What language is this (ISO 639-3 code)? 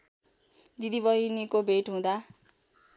nep